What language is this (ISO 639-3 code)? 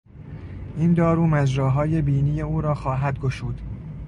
fas